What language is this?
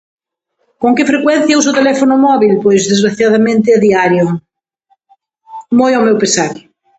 Galician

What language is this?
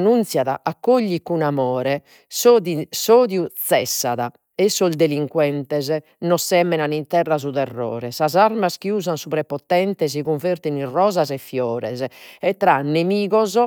Sardinian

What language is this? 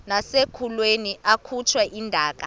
Xhosa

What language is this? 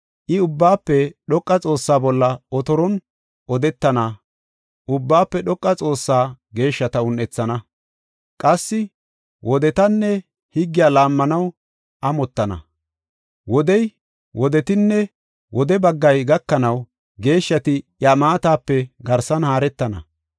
Gofa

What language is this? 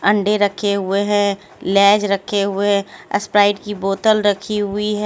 Hindi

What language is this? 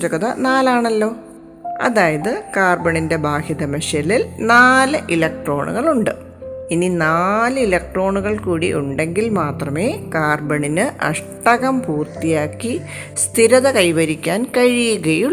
Malayalam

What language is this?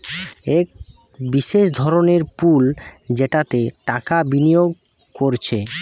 Bangla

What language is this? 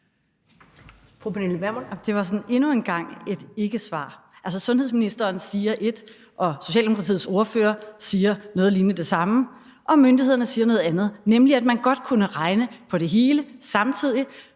Danish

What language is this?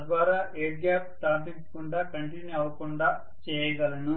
Telugu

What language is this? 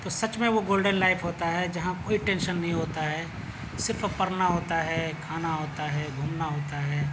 Urdu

